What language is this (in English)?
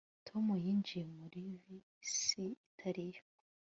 Kinyarwanda